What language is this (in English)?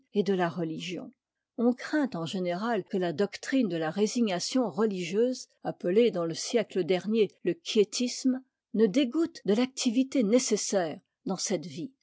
French